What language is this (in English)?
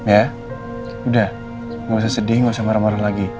Indonesian